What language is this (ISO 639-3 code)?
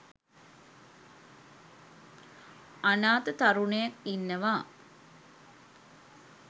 sin